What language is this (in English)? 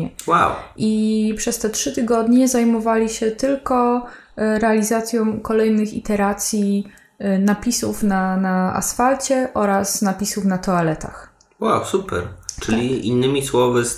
Polish